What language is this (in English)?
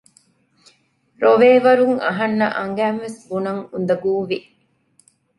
Divehi